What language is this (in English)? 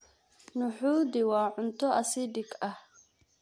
Somali